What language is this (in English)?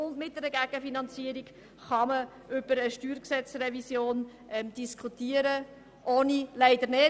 Swiss German